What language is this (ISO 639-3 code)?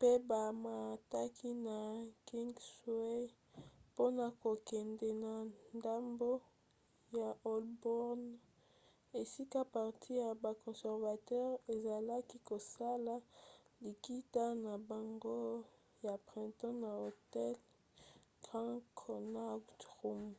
lin